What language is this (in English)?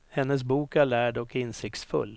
Swedish